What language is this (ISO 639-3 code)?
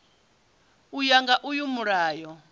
ven